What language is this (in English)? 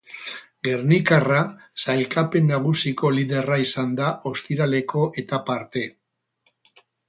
Basque